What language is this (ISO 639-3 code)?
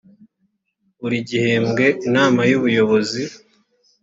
kin